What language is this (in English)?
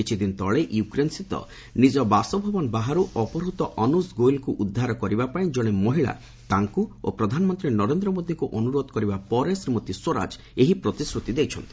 Odia